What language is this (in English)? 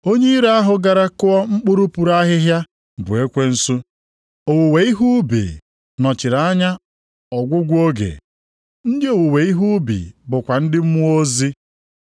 Igbo